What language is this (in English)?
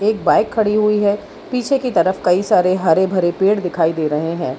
Hindi